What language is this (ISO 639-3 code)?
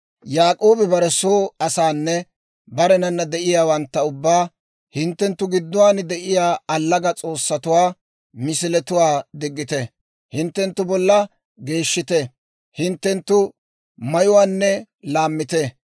dwr